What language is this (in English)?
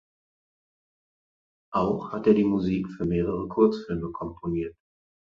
German